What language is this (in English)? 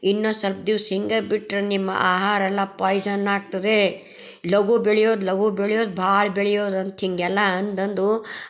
Kannada